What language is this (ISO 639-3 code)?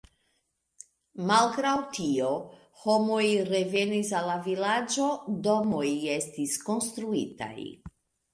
epo